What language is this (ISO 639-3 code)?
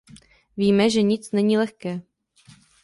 ces